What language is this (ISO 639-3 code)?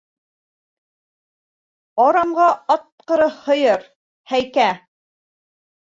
bak